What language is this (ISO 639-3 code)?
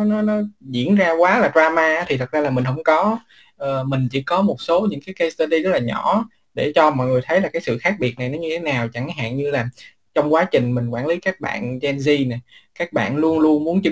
vie